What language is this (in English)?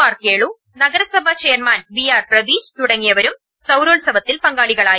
Malayalam